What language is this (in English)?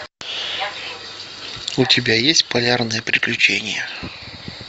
Russian